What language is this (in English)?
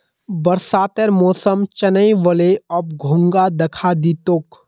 Magahi